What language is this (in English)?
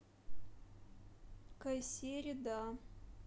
Russian